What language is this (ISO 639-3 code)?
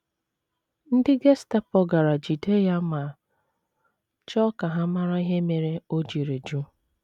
ibo